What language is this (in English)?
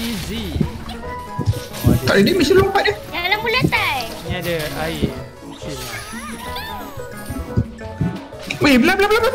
Malay